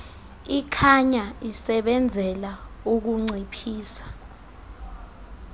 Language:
Xhosa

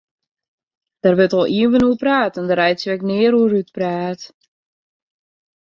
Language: Western Frisian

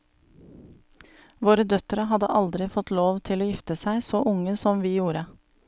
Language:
Norwegian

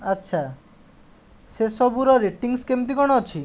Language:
Odia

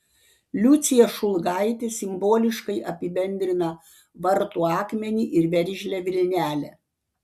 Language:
Lithuanian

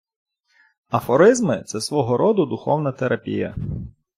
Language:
Ukrainian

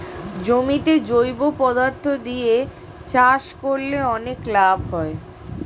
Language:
Bangla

